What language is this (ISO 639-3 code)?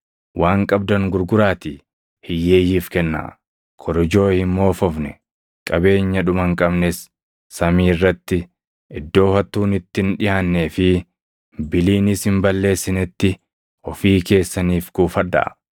orm